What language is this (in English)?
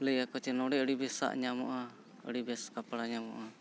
Santali